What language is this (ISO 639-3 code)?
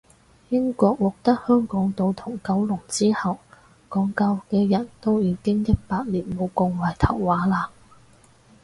yue